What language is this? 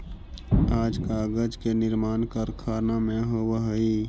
Magahi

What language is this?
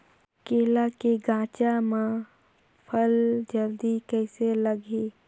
Chhattisgarhi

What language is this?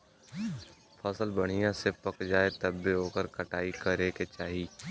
Bhojpuri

